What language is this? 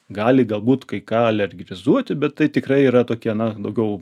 Lithuanian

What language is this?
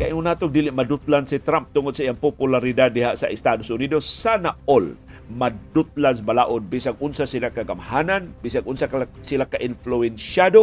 Filipino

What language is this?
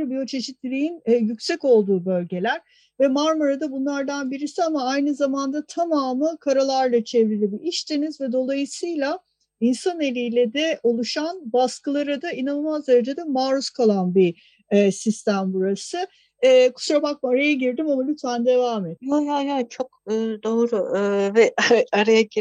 Turkish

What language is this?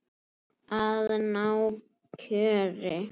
Icelandic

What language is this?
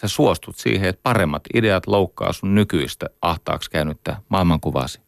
Finnish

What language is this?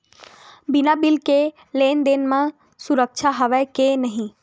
Chhattisgarhi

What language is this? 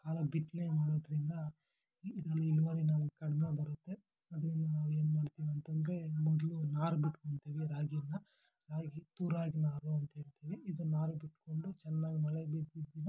Kannada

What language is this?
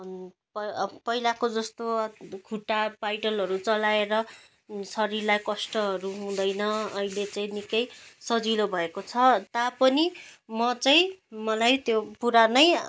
Nepali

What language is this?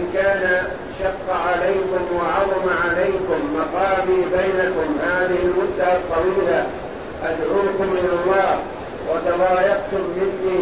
Arabic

